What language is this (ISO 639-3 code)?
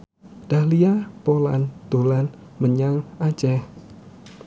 jav